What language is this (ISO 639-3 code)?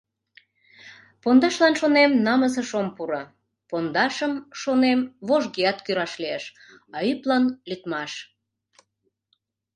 chm